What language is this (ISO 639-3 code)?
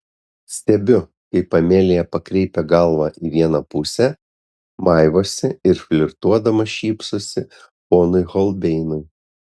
lit